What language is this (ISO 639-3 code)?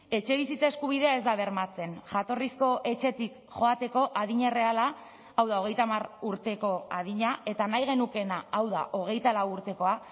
eus